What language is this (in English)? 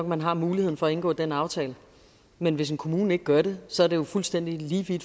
Danish